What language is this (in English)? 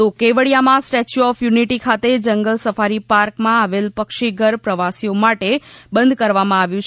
Gujarati